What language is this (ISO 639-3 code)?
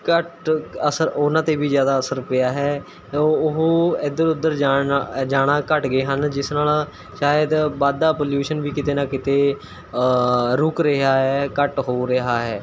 pan